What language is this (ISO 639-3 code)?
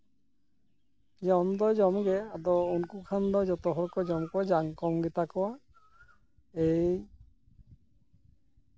sat